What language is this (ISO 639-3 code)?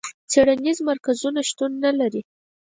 pus